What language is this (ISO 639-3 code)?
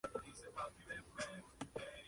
spa